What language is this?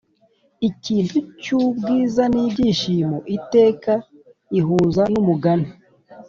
Kinyarwanda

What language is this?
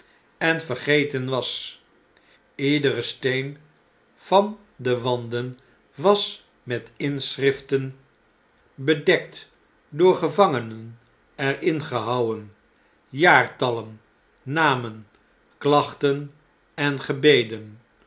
Dutch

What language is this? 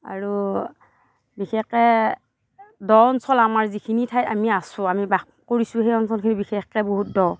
Assamese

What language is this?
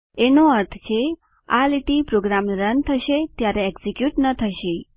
Gujarati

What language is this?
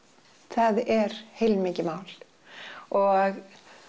Icelandic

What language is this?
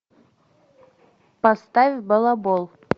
Russian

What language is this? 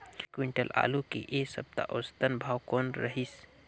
Chhattisgarhi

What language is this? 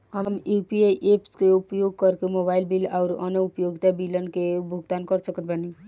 Bhojpuri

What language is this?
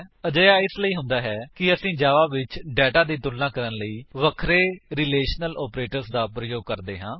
Punjabi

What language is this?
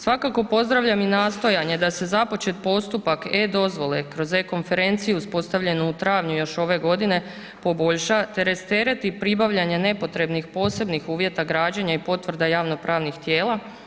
Croatian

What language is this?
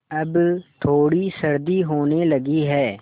Hindi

